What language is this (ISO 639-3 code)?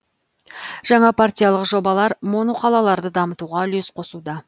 kaz